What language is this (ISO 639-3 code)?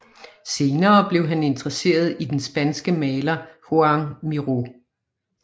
dan